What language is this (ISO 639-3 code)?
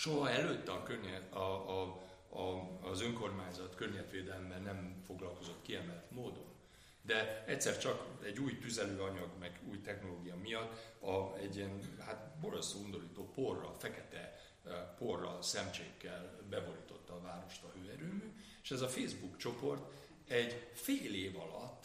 hun